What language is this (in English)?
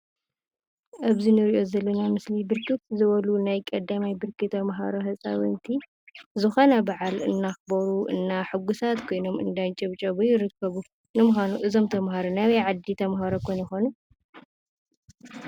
Tigrinya